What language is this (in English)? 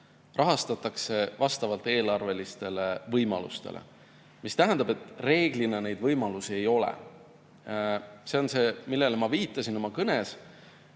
Estonian